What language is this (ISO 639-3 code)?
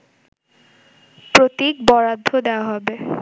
ben